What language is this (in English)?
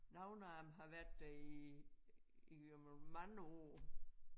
Danish